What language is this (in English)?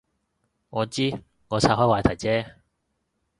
Cantonese